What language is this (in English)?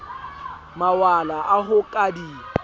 Southern Sotho